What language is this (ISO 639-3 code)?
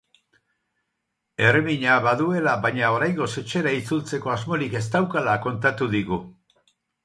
eus